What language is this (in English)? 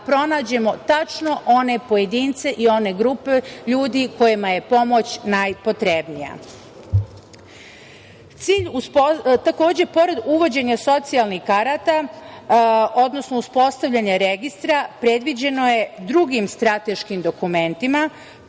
Serbian